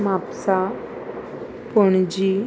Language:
Konkani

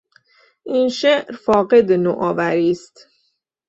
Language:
Persian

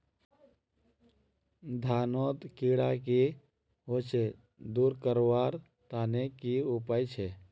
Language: Magahi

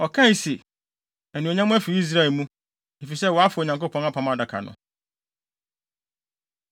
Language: Akan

